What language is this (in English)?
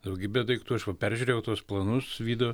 Lithuanian